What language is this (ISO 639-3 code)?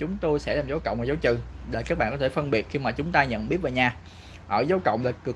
vie